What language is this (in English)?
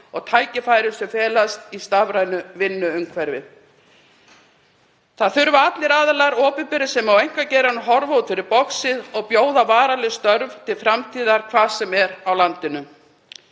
Icelandic